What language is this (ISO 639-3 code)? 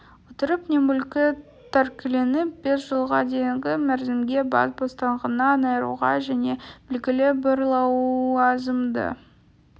kaz